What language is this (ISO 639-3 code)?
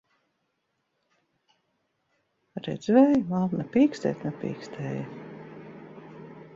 lav